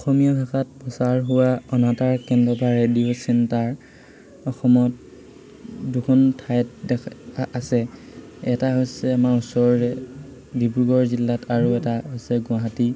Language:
Assamese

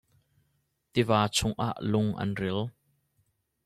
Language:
Hakha Chin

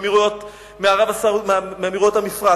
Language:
Hebrew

